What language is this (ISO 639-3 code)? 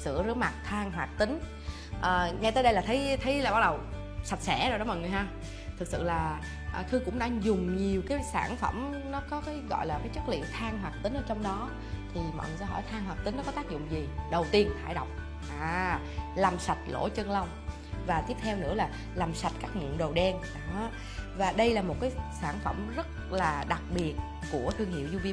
vie